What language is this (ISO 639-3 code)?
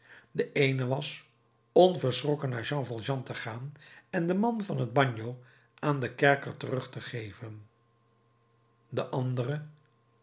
nld